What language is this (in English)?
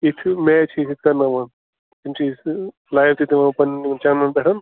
Kashmiri